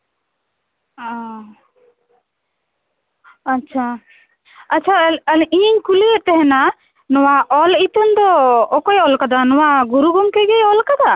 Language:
Santali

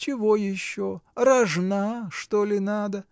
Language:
Russian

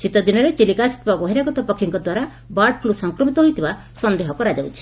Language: Odia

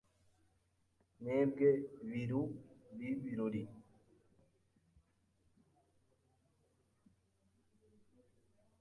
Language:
Kinyarwanda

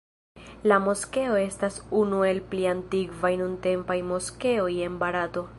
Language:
Esperanto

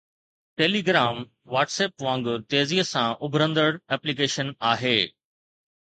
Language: Sindhi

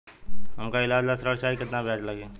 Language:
Bhojpuri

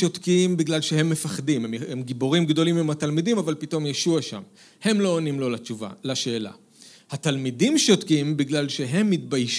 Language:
Hebrew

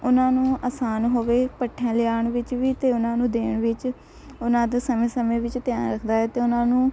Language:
Punjabi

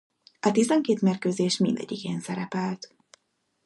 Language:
Hungarian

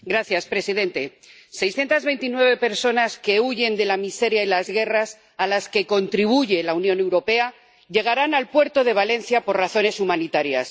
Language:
Spanish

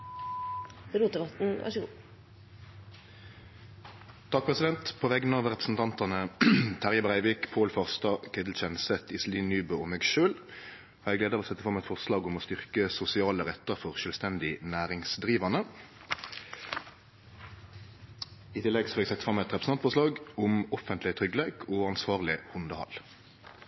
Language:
Norwegian Nynorsk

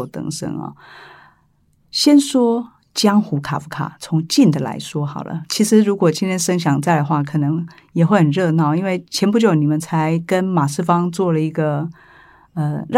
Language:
Chinese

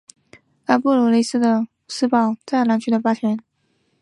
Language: Chinese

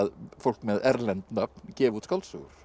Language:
Icelandic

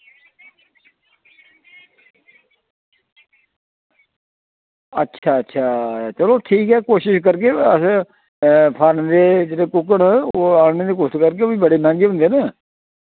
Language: Dogri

